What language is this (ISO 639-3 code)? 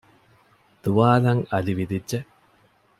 div